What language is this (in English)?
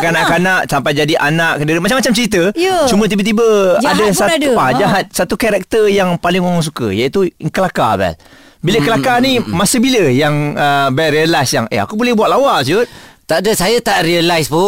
Malay